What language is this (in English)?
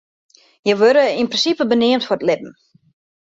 Western Frisian